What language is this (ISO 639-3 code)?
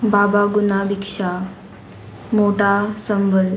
kok